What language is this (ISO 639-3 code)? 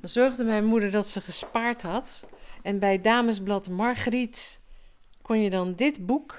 nld